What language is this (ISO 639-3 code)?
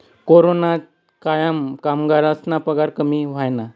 mar